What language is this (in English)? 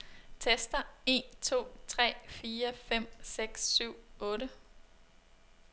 Danish